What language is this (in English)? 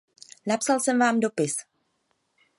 Czech